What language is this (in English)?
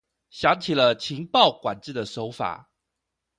Chinese